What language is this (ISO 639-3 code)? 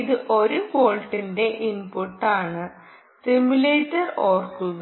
mal